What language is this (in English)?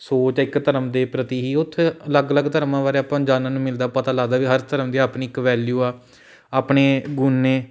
Punjabi